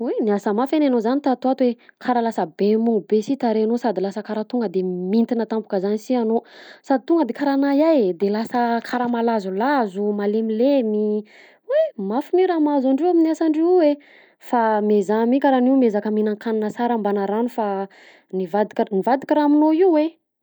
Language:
Southern Betsimisaraka Malagasy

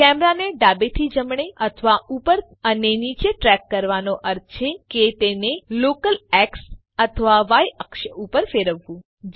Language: Gujarati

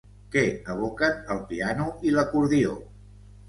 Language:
Catalan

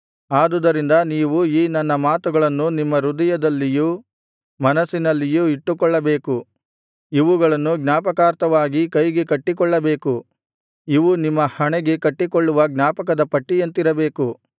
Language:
Kannada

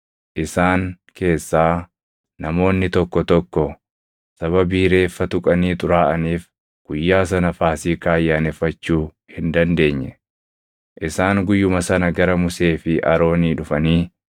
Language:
Oromo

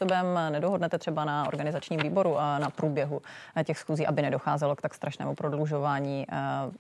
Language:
Czech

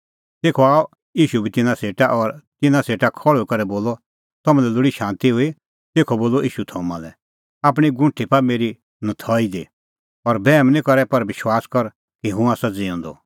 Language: Kullu Pahari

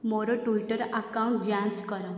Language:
Odia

